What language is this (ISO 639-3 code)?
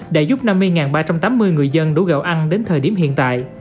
vie